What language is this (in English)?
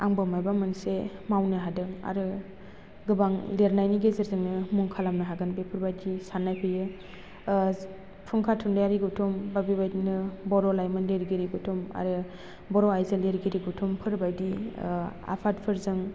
Bodo